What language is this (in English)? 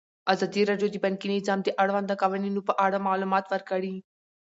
Pashto